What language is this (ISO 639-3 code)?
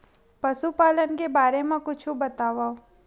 hne